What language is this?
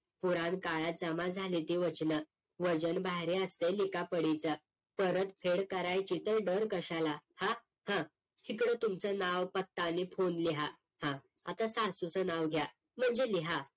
Marathi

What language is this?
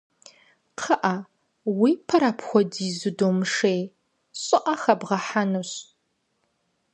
Kabardian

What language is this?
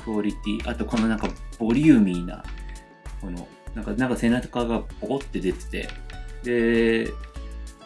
Japanese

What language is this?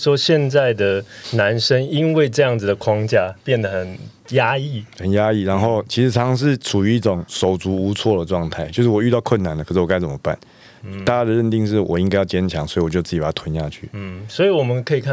Chinese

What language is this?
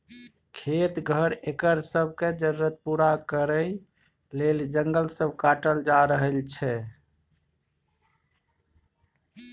Maithili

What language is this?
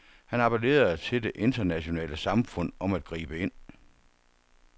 Danish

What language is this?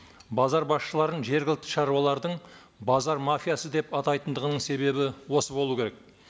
Kazakh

